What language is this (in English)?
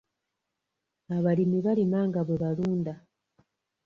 Ganda